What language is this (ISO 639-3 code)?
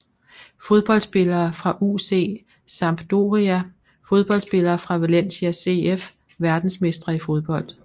dan